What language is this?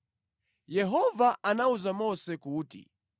Nyanja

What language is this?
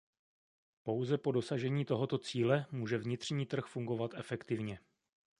Czech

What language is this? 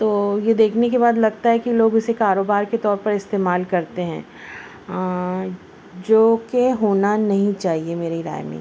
Urdu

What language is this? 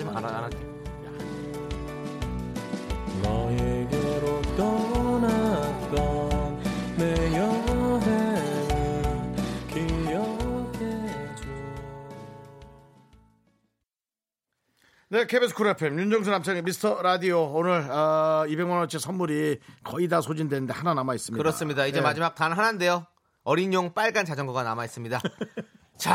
Korean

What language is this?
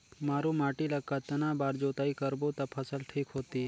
Chhattisgarhi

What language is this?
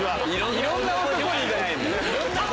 Japanese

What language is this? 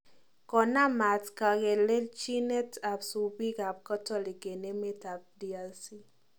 Kalenjin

